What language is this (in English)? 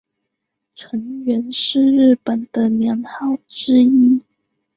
Chinese